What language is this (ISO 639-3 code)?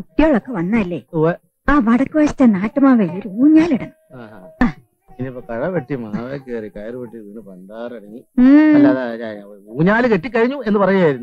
tha